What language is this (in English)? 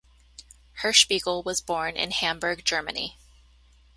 English